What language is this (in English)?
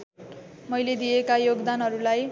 Nepali